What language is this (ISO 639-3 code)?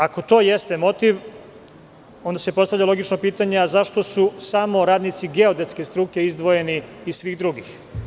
srp